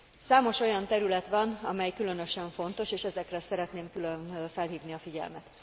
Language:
Hungarian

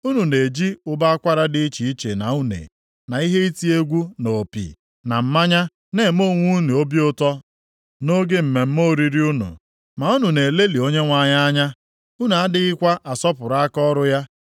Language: Igbo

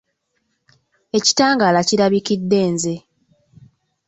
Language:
Ganda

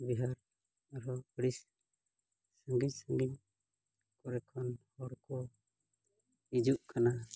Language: Santali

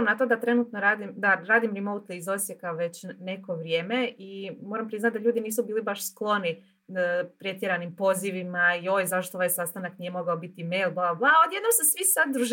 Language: Croatian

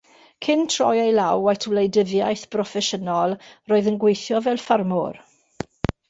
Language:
Welsh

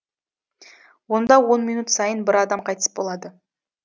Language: Kazakh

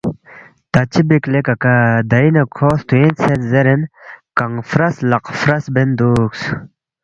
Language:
Balti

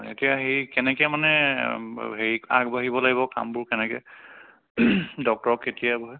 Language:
Assamese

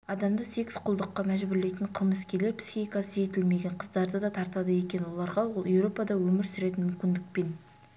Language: Kazakh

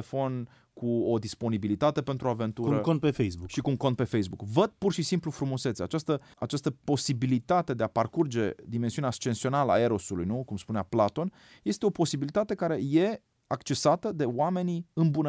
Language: Romanian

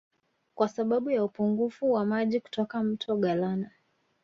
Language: Swahili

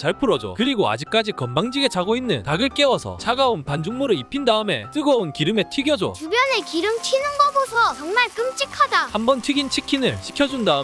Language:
Korean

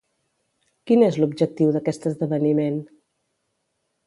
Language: Catalan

